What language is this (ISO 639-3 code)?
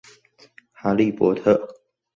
zho